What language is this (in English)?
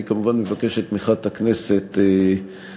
Hebrew